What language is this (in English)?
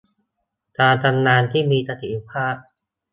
Thai